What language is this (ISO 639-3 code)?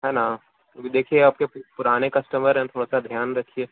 urd